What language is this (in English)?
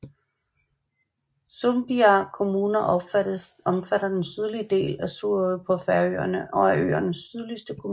Danish